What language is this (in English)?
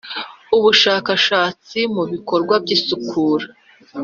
Kinyarwanda